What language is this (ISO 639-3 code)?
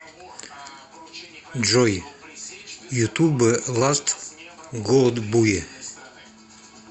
rus